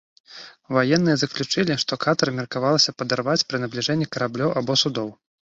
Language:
Belarusian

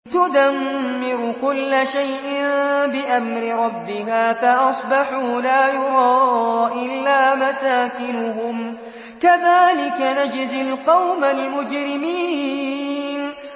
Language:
Arabic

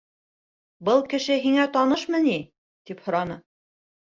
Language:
Bashkir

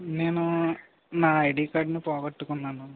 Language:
Telugu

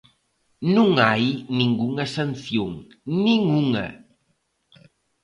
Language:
Galician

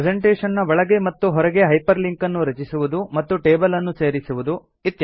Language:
Kannada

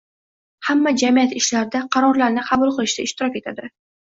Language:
Uzbek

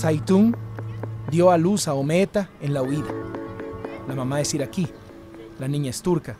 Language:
Spanish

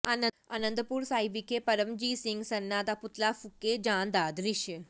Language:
Punjabi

